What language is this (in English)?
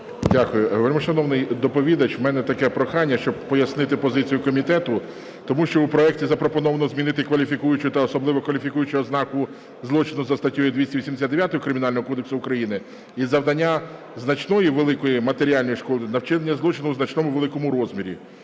Ukrainian